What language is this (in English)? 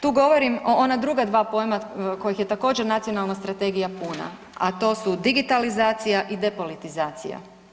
Croatian